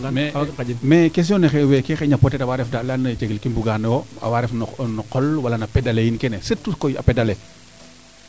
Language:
Serer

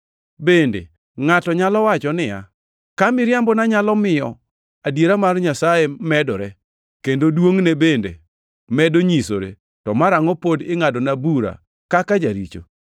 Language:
Luo (Kenya and Tanzania)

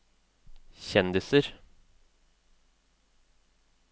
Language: Norwegian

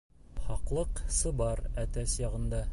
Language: Bashkir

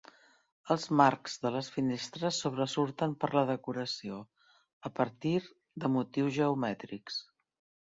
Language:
Catalan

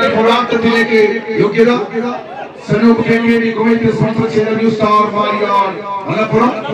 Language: Malayalam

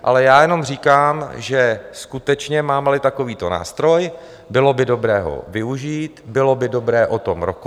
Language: Czech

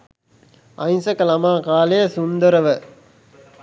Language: Sinhala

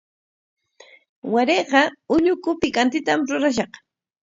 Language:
Corongo Ancash Quechua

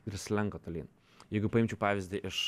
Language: Lithuanian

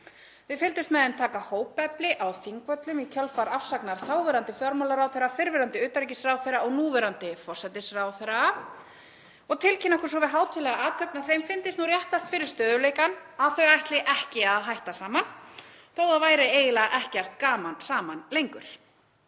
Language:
Icelandic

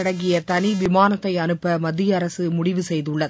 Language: Tamil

